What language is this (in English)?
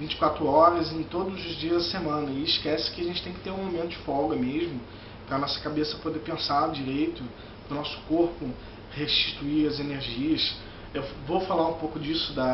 Portuguese